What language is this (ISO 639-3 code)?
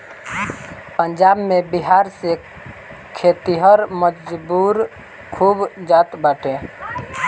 bho